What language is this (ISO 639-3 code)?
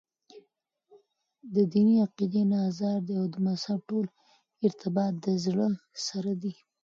pus